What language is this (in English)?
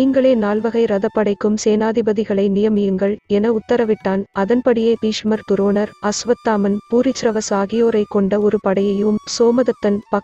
Tamil